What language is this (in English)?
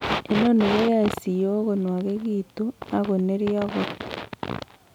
Kalenjin